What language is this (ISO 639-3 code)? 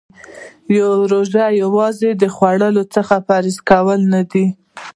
pus